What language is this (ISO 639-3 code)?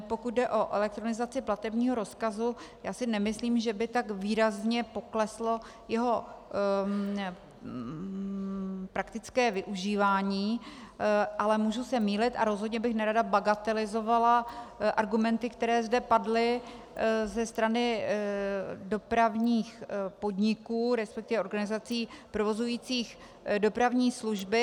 ces